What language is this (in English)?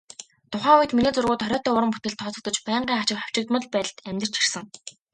Mongolian